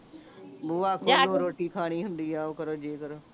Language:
Punjabi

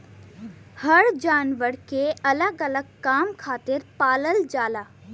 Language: Bhojpuri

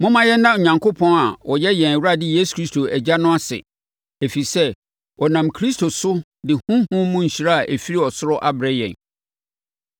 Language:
Akan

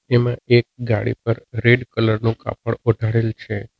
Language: Gujarati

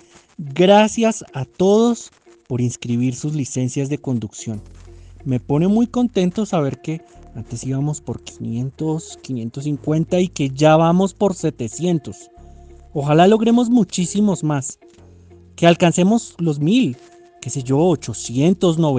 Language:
Spanish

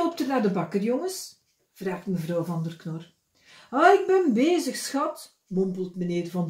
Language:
Dutch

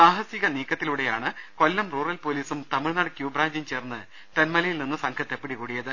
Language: Malayalam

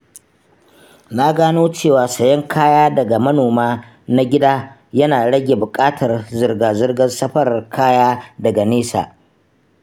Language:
Hausa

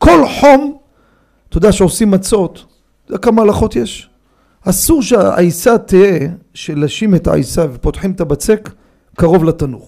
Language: Hebrew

